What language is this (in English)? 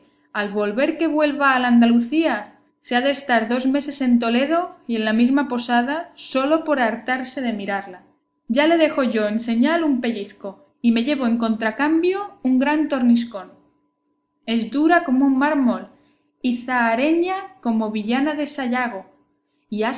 Spanish